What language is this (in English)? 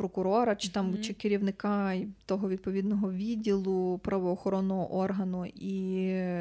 Ukrainian